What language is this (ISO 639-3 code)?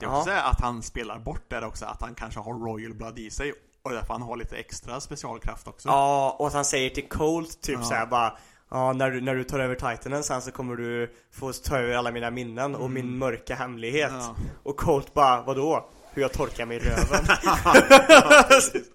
swe